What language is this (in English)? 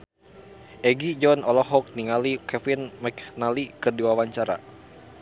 Sundanese